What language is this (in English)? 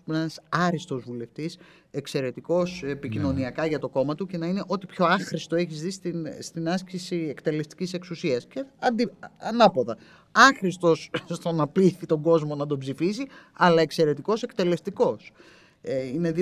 Greek